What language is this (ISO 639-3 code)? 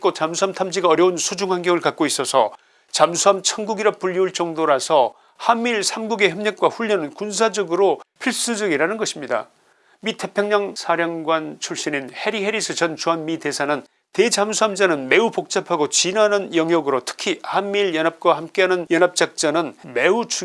kor